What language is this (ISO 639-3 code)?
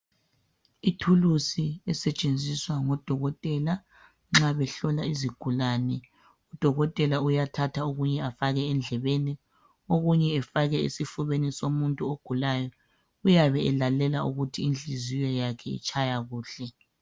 nde